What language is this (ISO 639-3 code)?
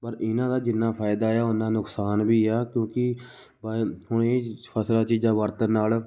pan